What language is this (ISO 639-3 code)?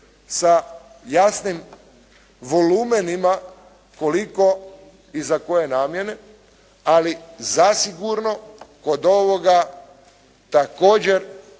hrv